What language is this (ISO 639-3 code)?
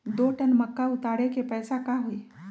mag